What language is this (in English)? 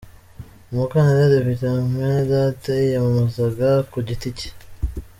Kinyarwanda